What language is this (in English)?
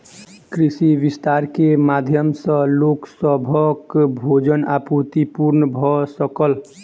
Maithili